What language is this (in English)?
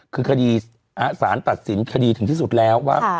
Thai